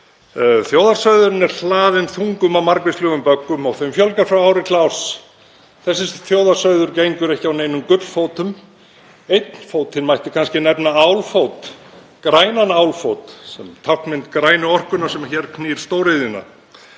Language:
Icelandic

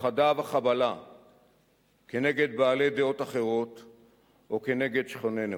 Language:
Hebrew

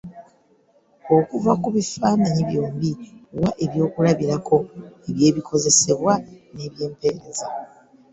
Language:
Ganda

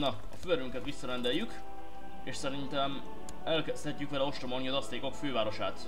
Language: Hungarian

